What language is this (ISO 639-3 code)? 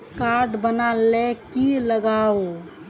mag